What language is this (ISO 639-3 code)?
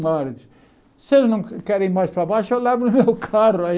por